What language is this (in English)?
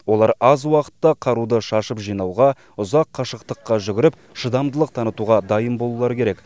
Kazakh